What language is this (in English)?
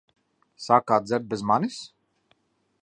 Latvian